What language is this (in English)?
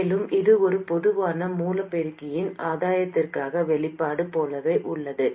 Tamil